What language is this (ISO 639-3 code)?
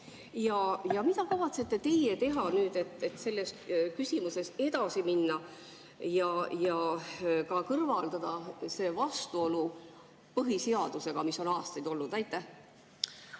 est